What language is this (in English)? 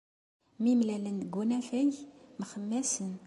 Kabyle